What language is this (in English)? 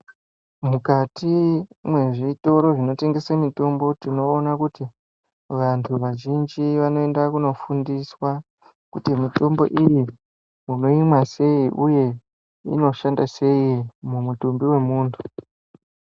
Ndau